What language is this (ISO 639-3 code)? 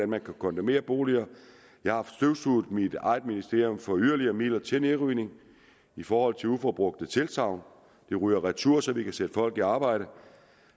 dan